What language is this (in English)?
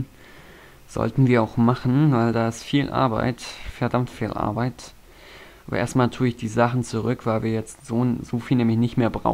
German